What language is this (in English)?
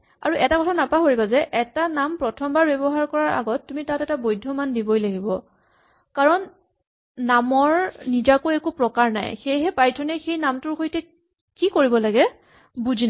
Assamese